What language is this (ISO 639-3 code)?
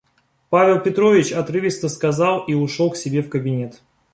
rus